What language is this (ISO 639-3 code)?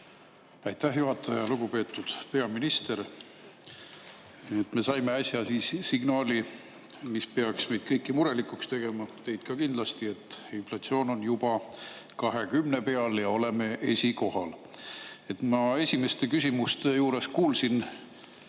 est